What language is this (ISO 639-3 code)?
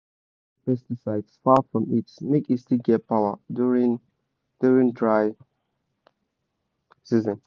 pcm